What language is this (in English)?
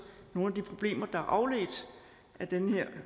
Danish